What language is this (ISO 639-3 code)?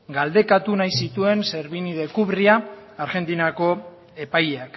eus